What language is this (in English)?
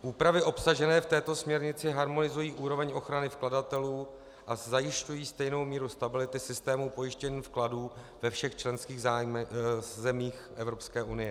Czech